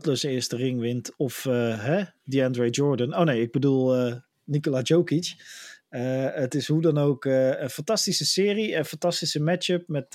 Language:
Dutch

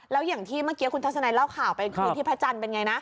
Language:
Thai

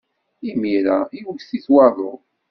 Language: Kabyle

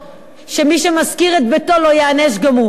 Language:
Hebrew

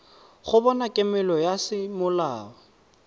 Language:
Tswana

